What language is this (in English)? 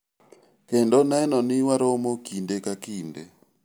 Luo (Kenya and Tanzania)